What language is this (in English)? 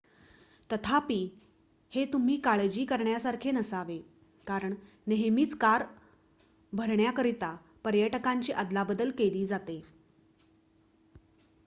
Marathi